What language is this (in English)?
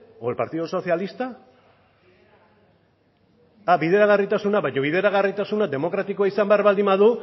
Basque